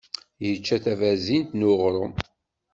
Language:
Kabyle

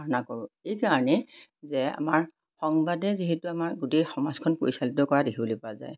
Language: Assamese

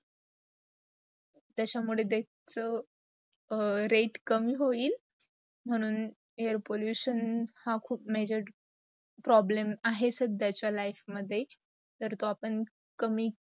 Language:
Marathi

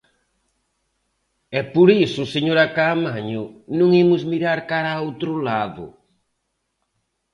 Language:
Galician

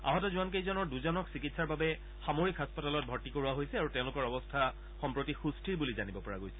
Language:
Assamese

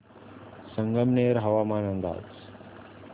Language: Marathi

